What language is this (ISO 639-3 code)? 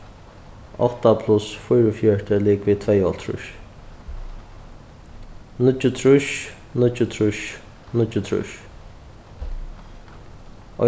fao